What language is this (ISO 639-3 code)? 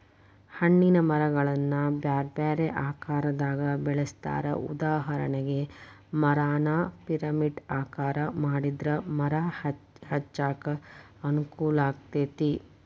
kan